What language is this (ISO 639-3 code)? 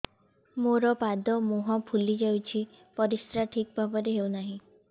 ori